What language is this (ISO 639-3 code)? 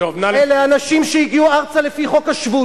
heb